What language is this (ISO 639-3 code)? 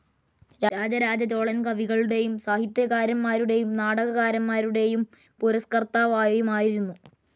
mal